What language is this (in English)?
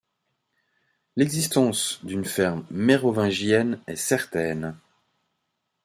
French